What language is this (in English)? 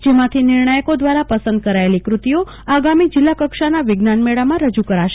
Gujarati